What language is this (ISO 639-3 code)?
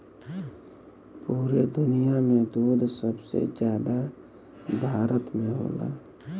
bho